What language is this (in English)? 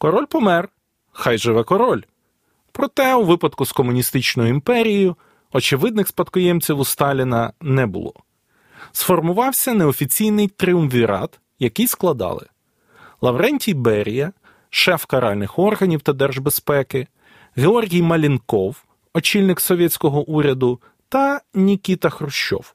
Ukrainian